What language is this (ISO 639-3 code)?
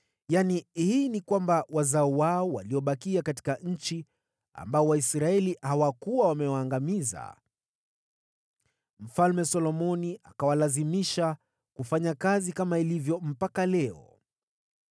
swa